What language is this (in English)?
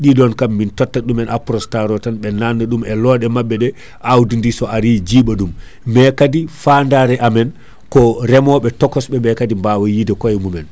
Fula